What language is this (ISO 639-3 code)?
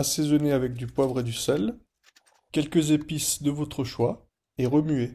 fra